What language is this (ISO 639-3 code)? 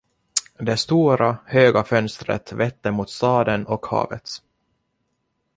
swe